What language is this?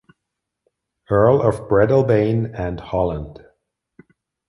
German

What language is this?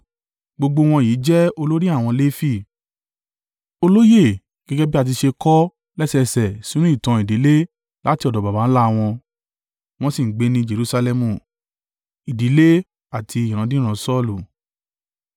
Yoruba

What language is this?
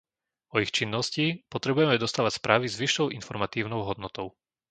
Slovak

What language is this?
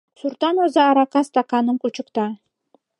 Mari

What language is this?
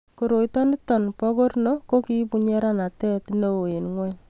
Kalenjin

